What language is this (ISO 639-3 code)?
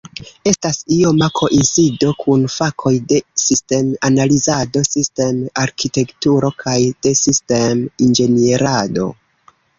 epo